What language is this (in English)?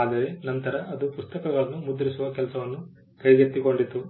Kannada